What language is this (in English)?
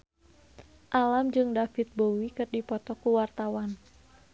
Sundanese